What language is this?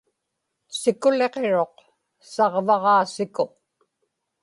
Inupiaq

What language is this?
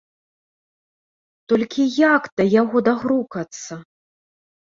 Belarusian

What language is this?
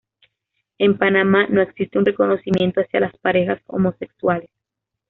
Spanish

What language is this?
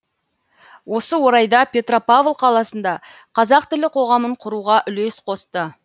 Kazakh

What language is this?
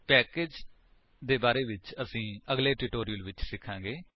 Punjabi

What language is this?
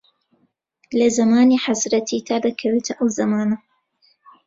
Central Kurdish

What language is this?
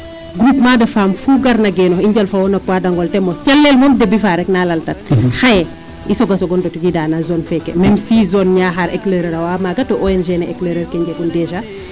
Serer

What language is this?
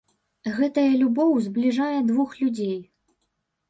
Belarusian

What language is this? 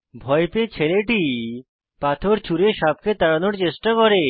Bangla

